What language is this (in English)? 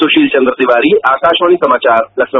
Hindi